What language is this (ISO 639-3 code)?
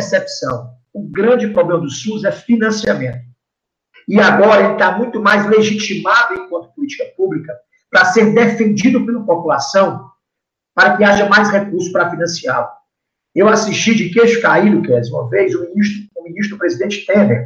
por